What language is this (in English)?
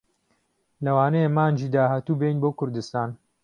Central Kurdish